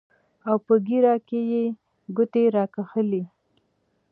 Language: Pashto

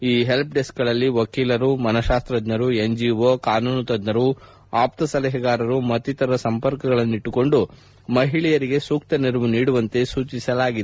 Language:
Kannada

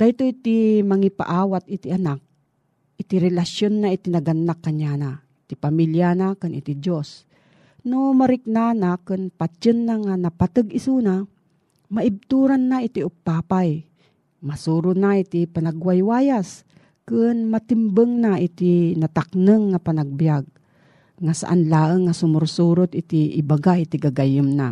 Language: Filipino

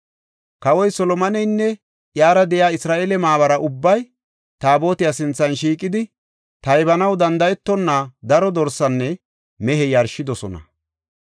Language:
Gofa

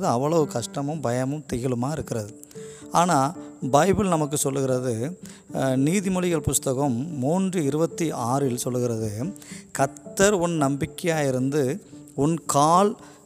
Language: Tamil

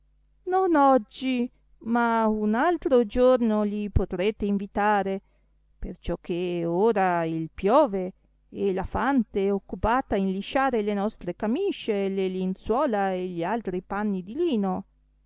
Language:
Italian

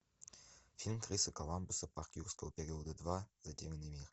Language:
Russian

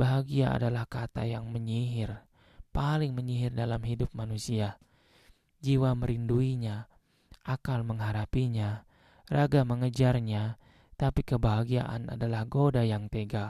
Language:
Indonesian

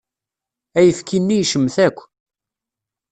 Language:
Kabyle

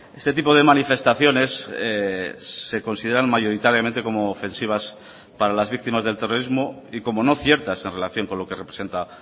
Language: Spanish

